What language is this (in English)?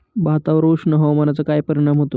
Marathi